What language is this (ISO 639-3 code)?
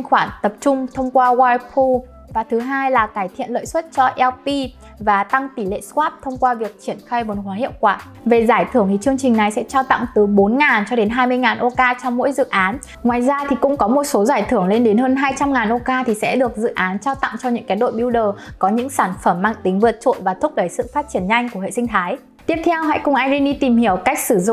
vie